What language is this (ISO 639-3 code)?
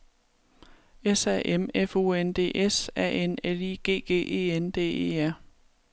dan